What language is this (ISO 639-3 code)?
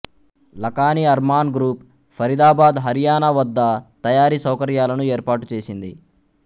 tel